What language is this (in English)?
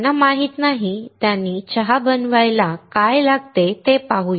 Marathi